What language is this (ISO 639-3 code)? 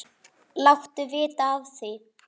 isl